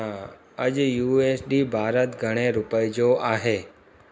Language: Sindhi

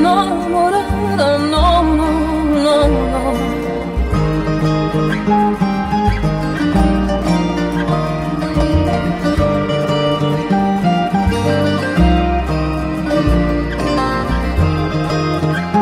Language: Bulgarian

